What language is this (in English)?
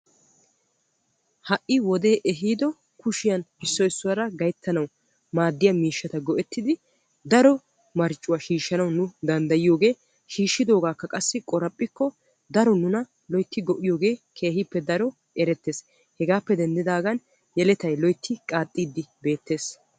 Wolaytta